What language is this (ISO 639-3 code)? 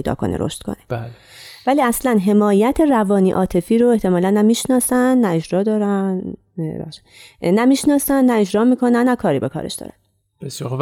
fas